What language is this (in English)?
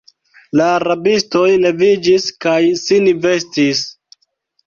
Esperanto